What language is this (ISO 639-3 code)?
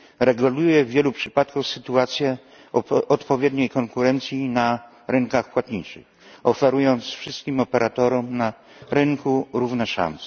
pol